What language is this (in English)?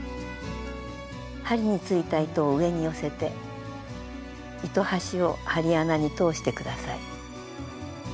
Japanese